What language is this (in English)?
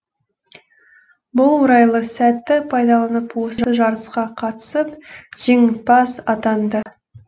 Kazakh